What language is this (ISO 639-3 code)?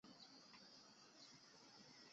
zho